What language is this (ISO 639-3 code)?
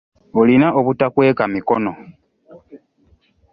lug